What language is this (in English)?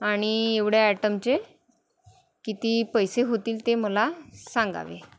Marathi